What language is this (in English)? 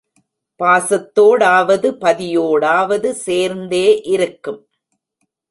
Tamil